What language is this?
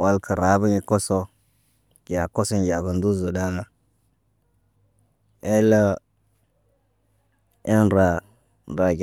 Naba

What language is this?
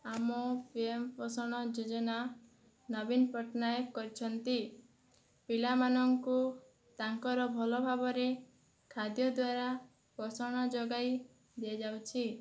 Odia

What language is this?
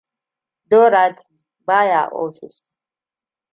Hausa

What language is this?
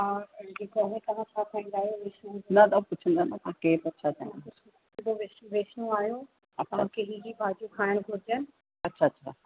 Sindhi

